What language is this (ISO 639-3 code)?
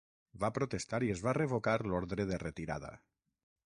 cat